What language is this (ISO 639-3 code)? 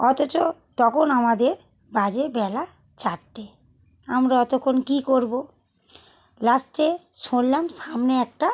ben